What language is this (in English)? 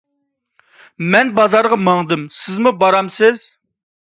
Uyghur